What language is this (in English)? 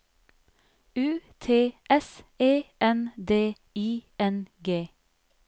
Norwegian